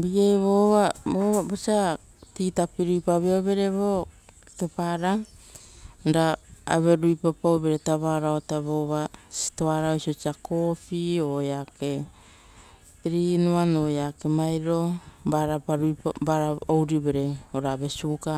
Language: Rotokas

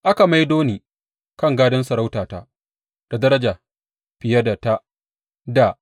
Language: Hausa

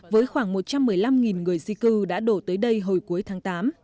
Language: Vietnamese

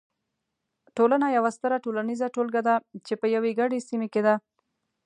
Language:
Pashto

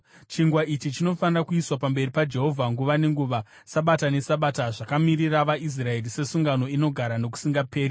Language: Shona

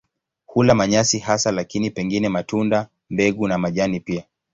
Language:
Swahili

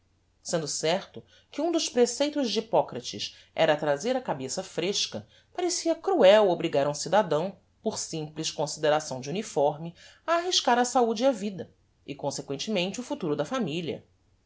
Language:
Portuguese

